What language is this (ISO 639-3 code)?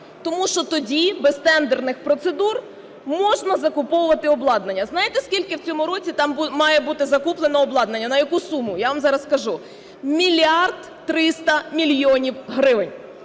ukr